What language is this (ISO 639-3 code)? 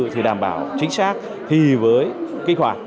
vie